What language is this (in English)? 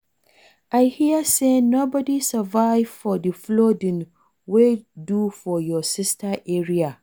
Nigerian Pidgin